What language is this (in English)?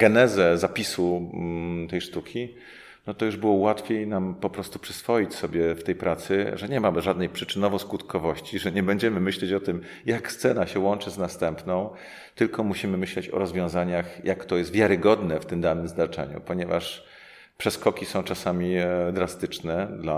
Polish